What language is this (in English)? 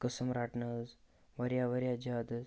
Kashmiri